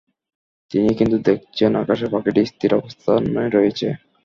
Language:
Bangla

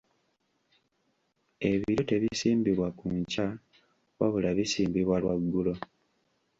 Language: Ganda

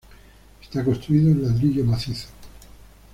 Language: Spanish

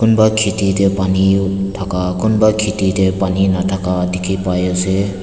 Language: Naga Pidgin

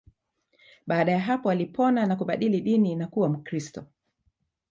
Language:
Swahili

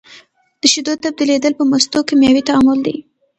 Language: Pashto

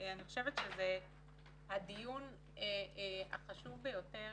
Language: Hebrew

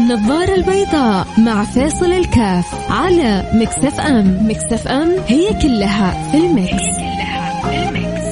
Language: Arabic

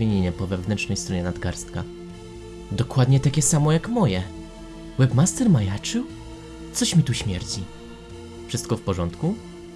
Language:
Polish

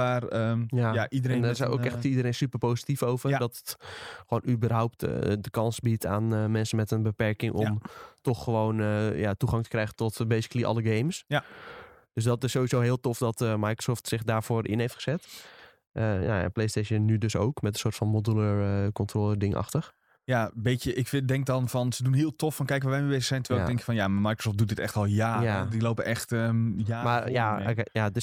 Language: Dutch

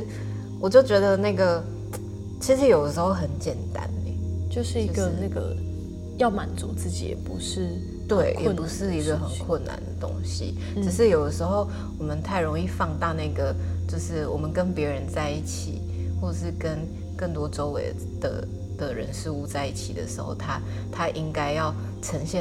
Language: Chinese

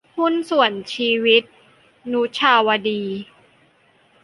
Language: Thai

